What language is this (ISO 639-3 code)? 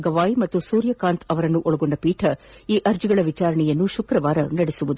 kan